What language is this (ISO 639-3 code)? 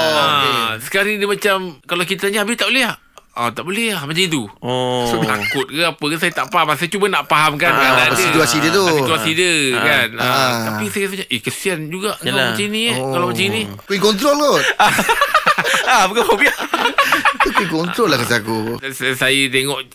msa